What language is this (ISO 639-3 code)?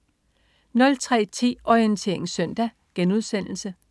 dan